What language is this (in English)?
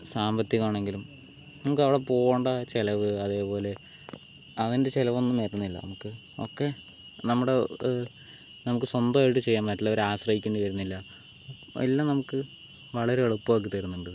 Malayalam